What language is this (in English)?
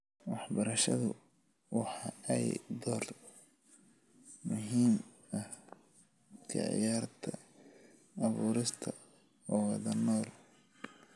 Somali